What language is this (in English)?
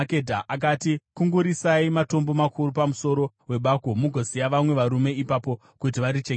Shona